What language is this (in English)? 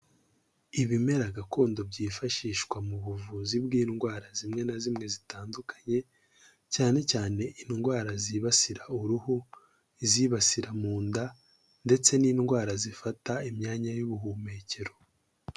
Kinyarwanda